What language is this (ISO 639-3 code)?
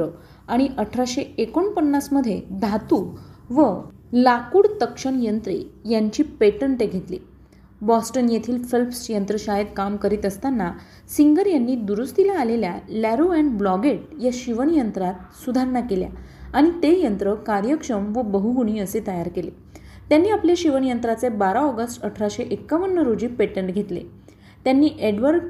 mar